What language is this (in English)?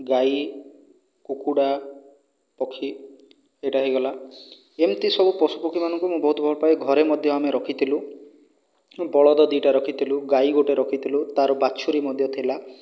Odia